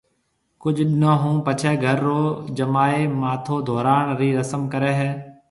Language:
Marwari (Pakistan)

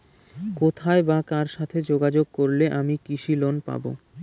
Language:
Bangla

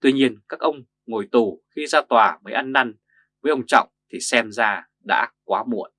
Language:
Vietnamese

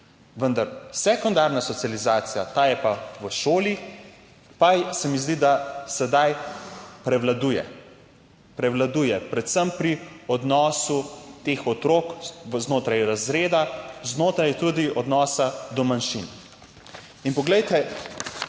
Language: Slovenian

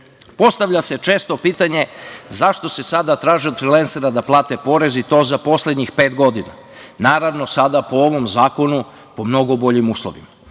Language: Serbian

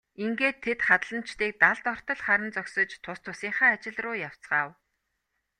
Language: Mongolian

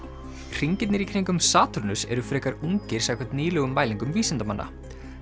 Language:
Icelandic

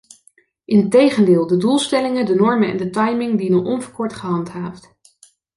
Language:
Dutch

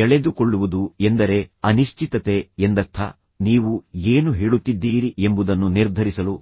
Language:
Kannada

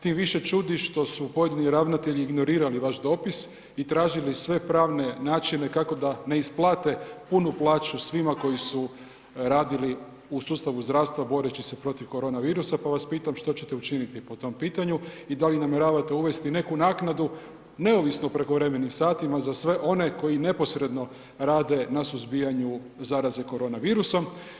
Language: Croatian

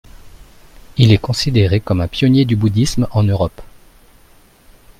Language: French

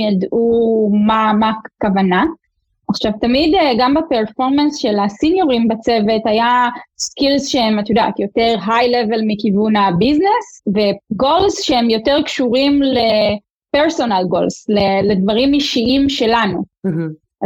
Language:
Hebrew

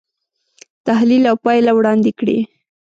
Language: Pashto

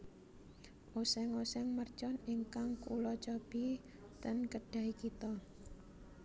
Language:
Javanese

